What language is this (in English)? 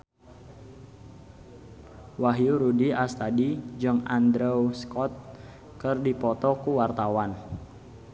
Sundanese